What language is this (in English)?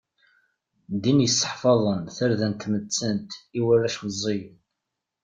Kabyle